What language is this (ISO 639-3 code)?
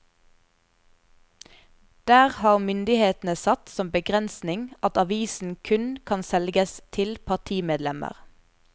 nor